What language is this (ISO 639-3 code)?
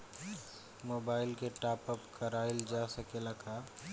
bho